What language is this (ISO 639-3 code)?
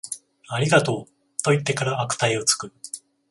jpn